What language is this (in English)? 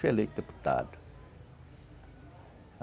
Portuguese